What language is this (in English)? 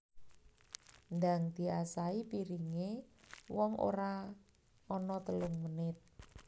Javanese